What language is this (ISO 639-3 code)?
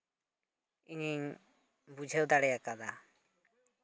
sat